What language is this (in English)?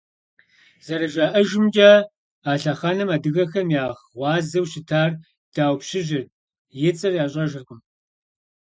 Kabardian